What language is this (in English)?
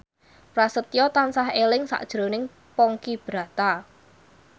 Javanese